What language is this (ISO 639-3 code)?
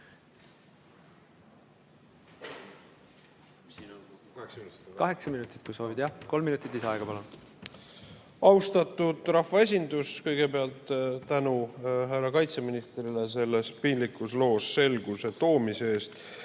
est